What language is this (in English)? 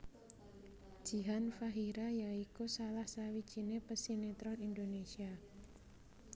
Javanese